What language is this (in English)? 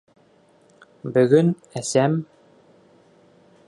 Bashkir